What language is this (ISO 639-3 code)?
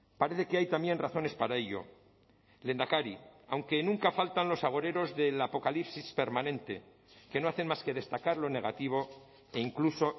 spa